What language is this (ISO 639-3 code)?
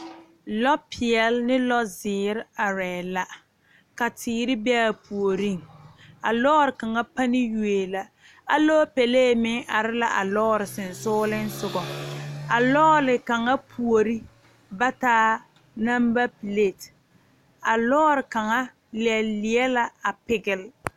dga